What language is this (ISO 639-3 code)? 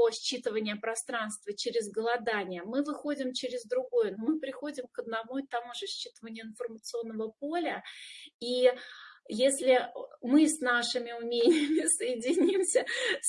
rus